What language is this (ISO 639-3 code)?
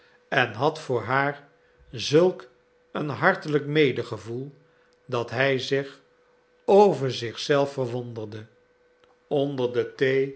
nld